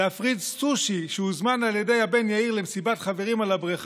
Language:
Hebrew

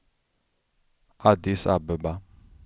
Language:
Swedish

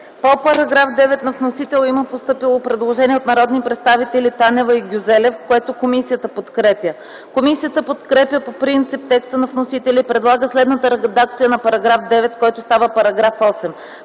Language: Bulgarian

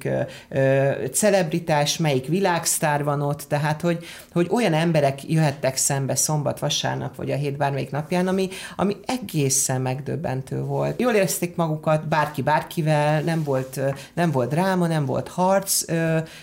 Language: Hungarian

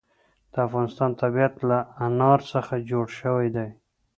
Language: Pashto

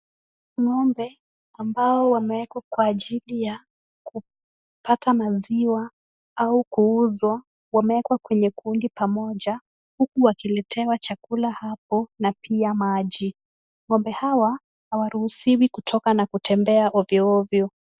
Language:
Swahili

